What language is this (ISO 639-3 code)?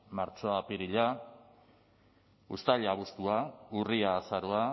eus